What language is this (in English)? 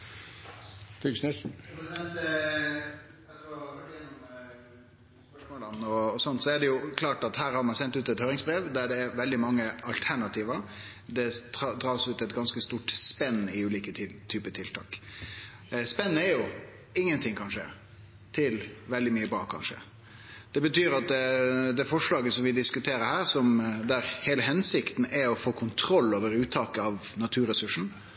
Norwegian Nynorsk